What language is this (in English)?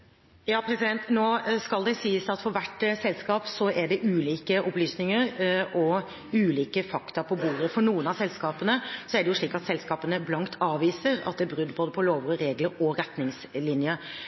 Norwegian Bokmål